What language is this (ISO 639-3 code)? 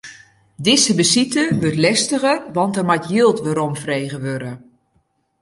fry